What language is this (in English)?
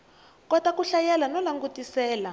Tsonga